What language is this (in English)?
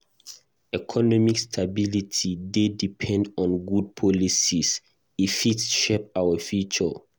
Nigerian Pidgin